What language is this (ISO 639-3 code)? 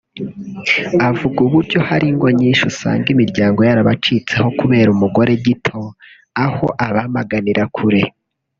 kin